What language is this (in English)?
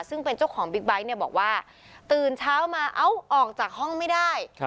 Thai